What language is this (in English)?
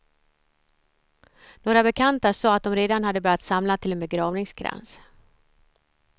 Swedish